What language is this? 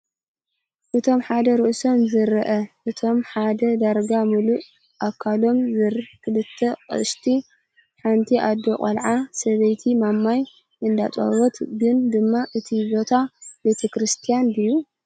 Tigrinya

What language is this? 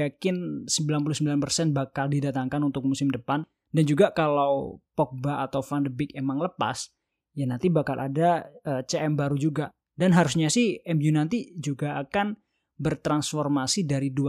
Indonesian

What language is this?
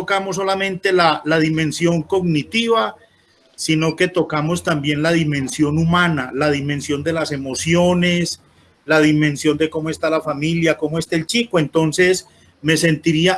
Spanish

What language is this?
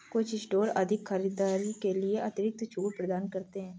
Hindi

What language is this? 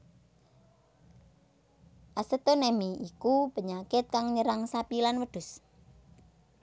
Javanese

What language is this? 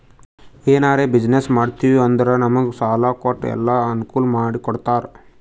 Kannada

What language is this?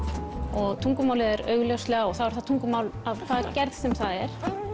Icelandic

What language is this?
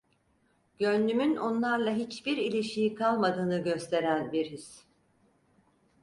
Turkish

